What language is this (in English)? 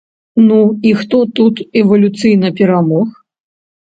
Belarusian